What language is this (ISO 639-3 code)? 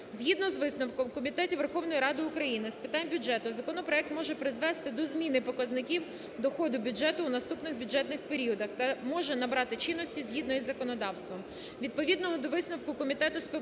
ukr